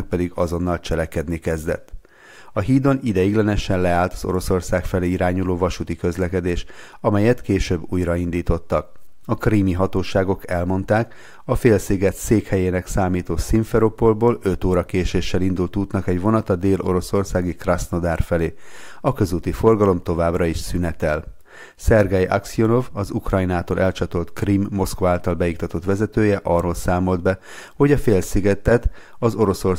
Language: Hungarian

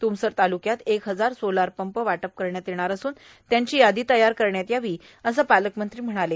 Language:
Marathi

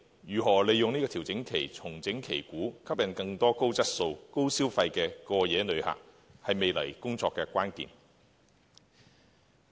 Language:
Cantonese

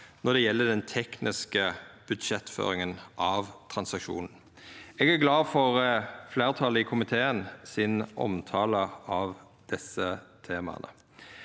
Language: Norwegian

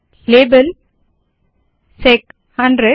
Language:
Hindi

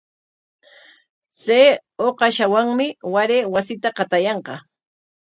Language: Corongo Ancash Quechua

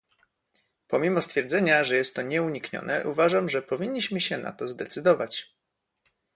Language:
Polish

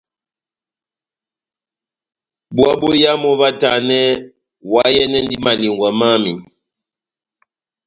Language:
Batanga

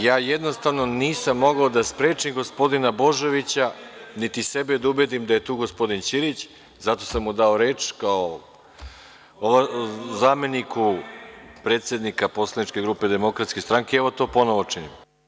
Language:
Serbian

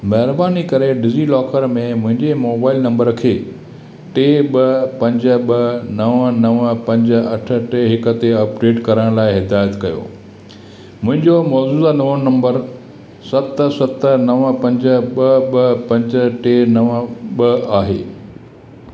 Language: Sindhi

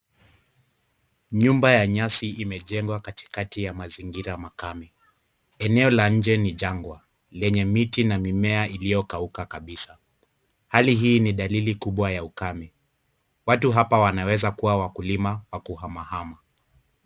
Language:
Swahili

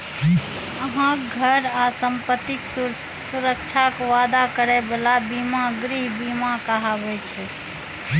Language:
Maithili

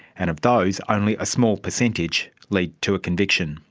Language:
English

